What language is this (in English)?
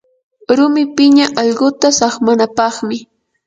Yanahuanca Pasco Quechua